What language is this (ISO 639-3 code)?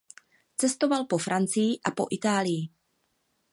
ces